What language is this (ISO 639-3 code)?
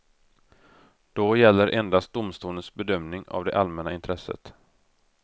swe